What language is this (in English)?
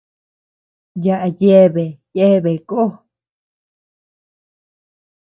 Tepeuxila Cuicatec